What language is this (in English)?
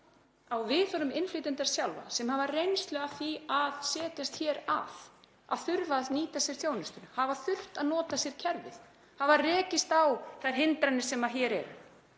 Icelandic